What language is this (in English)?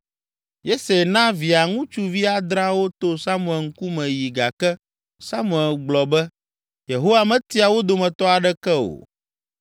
Ewe